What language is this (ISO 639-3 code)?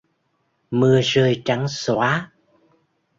vie